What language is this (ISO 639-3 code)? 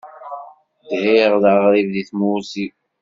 kab